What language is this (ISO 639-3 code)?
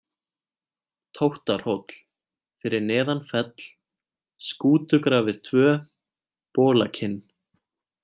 isl